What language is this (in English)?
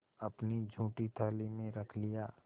Hindi